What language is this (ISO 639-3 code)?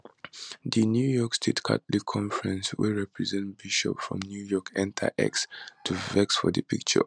pcm